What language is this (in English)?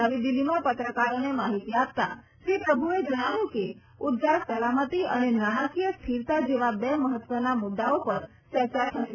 Gujarati